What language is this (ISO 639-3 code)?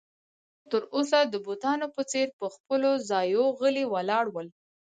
pus